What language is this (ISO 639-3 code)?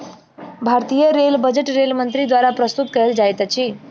mai